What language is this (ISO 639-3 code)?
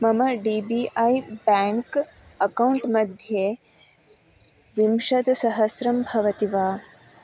san